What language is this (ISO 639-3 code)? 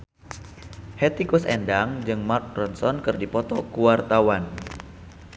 sun